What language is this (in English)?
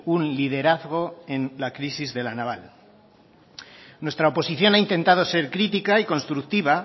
Spanish